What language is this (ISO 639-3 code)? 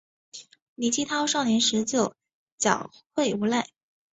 zho